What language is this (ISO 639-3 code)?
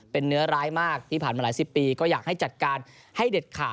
tha